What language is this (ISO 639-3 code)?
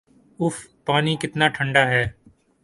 urd